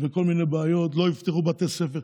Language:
Hebrew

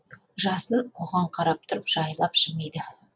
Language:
Kazakh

